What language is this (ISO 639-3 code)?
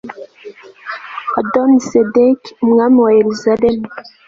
kin